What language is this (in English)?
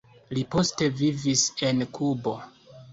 Esperanto